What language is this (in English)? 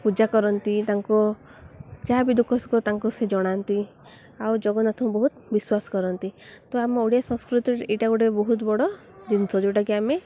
Odia